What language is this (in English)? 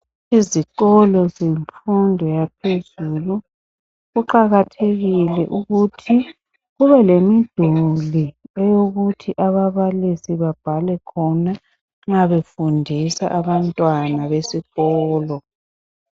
North Ndebele